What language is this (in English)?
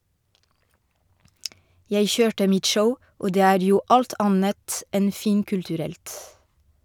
Norwegian